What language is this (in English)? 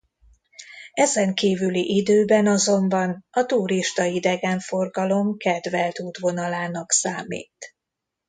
Hungarian